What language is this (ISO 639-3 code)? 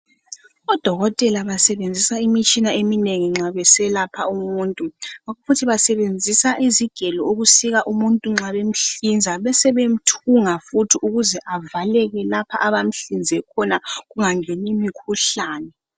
nde